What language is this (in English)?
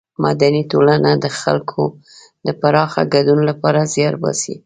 Pashto